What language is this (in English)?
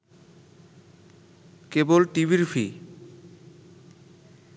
Bangla